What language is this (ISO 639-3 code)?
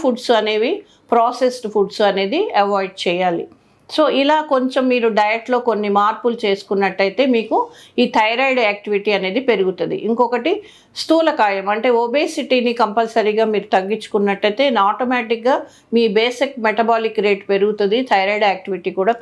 tel